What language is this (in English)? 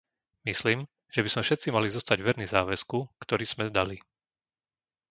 Slovak